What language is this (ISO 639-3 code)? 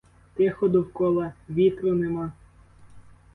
ukr